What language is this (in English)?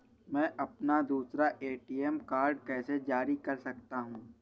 Hindi